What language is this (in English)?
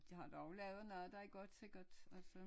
Danish